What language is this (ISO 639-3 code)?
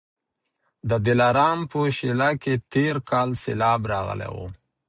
pus